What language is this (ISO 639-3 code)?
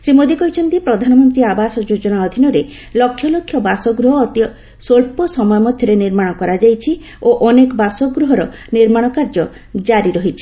ori